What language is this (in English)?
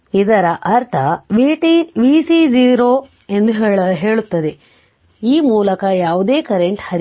Kannada